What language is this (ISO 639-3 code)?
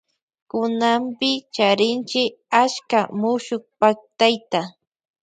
qvj